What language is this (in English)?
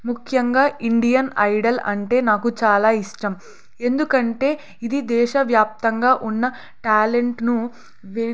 Telugu